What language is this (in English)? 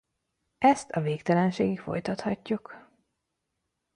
Hungarian